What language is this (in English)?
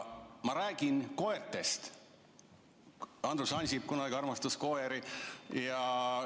Estonian